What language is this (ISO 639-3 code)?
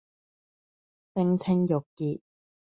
yue